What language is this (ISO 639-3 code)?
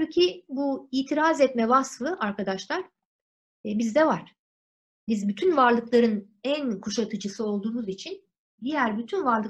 tur